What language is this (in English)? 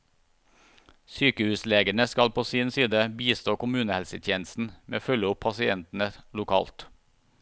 Norwegian